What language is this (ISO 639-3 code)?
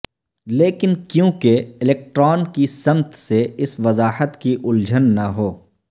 urd